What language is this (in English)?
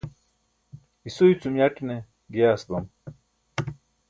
Burushaski